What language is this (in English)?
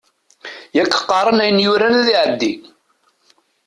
Kabyle